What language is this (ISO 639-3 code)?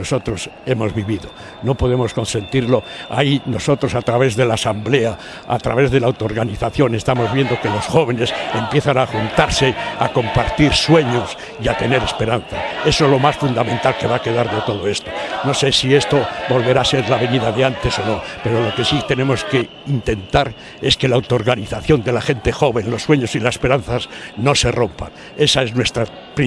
spa